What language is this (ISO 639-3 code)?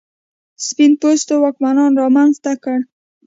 pus